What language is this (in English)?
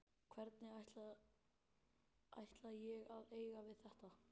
Icelandic